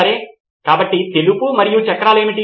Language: Telugu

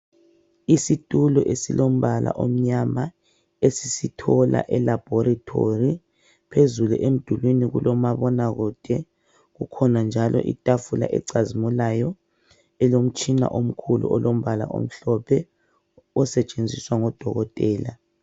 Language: North Ndebele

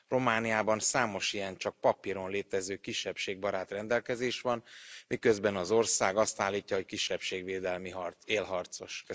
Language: Hungarian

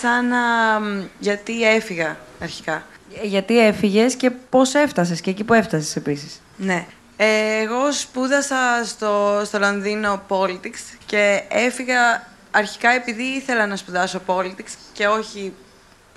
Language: Greek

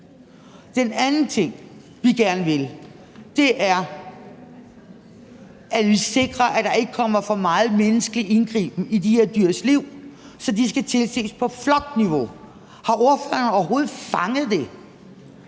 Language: Danish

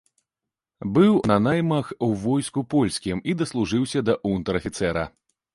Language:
Belarusian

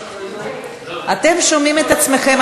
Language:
Hebrew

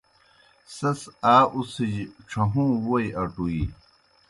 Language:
Kohistani Shina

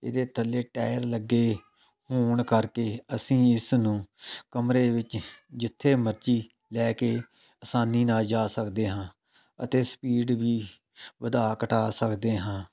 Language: Punjabi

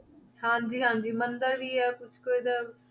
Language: Punjabi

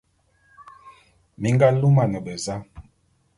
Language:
Bulu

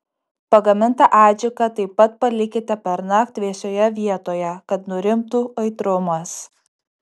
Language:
Lithuanian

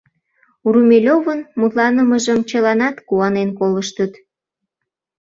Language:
Mari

